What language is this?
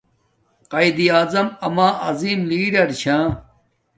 Domaaki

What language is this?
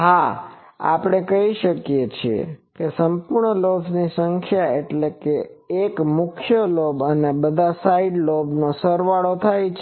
Gujarati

